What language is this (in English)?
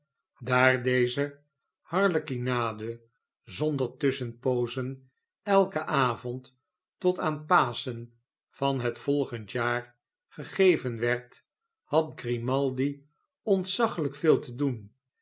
Dutch